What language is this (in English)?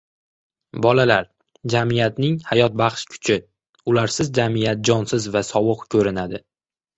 Uzbek